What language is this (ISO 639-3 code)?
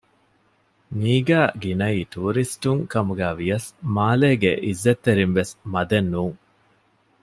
div